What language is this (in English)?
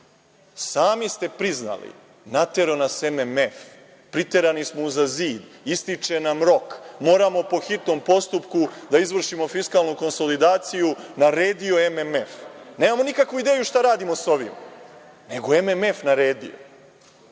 Serbian